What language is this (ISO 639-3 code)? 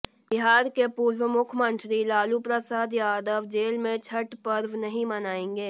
hin